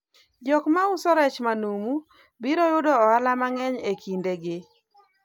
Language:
Luo (Kenya and Tanzania)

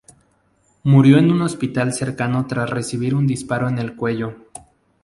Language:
Spanish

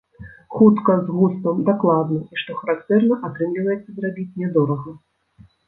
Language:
Belarusian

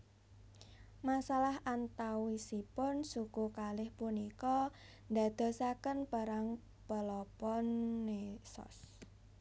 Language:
Javanese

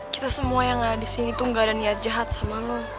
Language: Indonesian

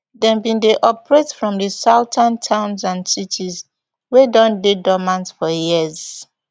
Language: Nigerian Pidgin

